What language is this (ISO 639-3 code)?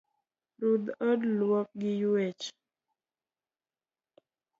luo